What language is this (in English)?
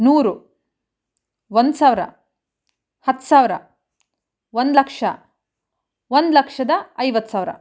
Kannada